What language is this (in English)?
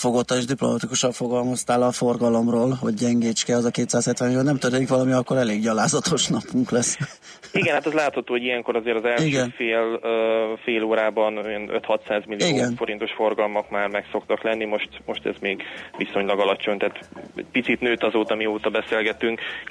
Hungarian